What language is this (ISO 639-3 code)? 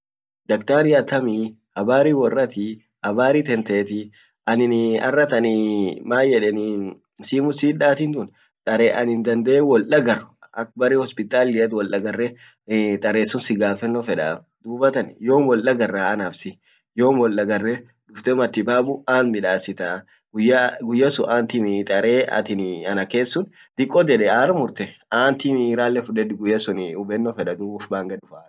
orc